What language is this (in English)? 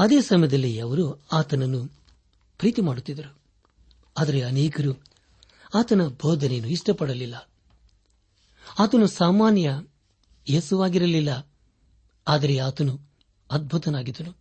Kannada